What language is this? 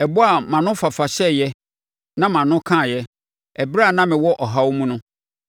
Akan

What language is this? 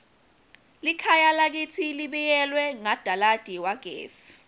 Swati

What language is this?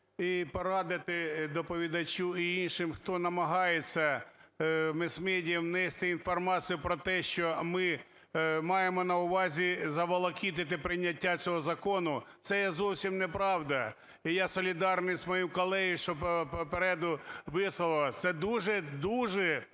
Ukrainian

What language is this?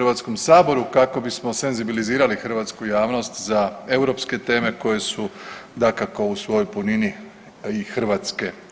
Croatian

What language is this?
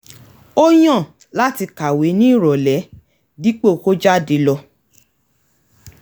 Yoruba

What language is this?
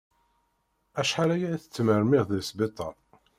Kabyle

